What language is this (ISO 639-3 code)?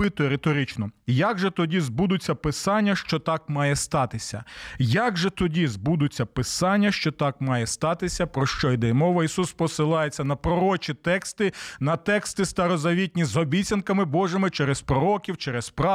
ukr